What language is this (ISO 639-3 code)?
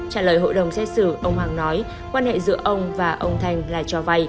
vie